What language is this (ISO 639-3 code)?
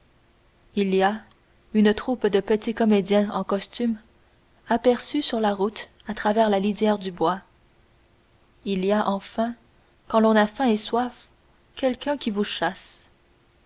fra